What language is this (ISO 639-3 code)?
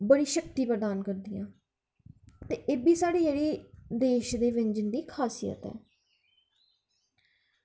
doi